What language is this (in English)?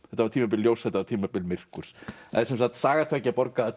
Icelandic